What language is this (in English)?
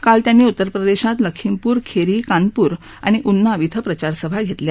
Marathi